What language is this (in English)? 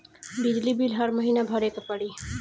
Bhojpuri